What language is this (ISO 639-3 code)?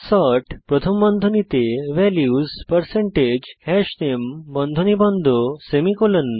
ben